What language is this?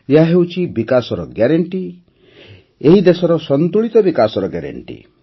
Odia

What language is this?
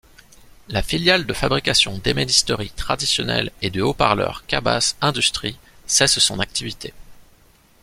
French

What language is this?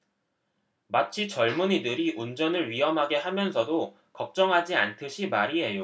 Korean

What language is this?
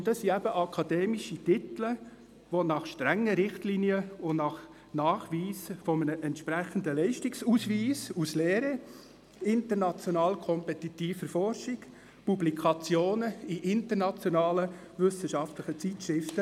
Swiss German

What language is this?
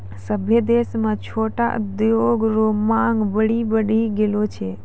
Maithili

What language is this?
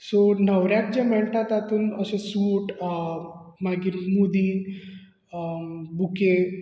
Konkani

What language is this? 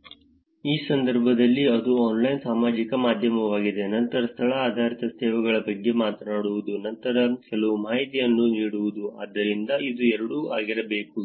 Kannada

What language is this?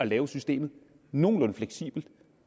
Danish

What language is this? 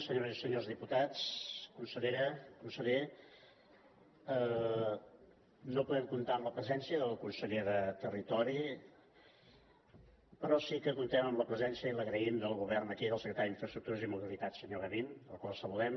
Catalan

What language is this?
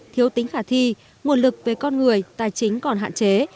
Vietnamese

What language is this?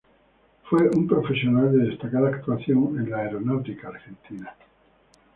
Spanish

